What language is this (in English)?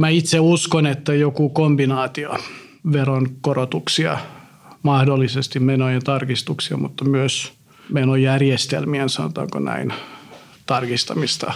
Finnish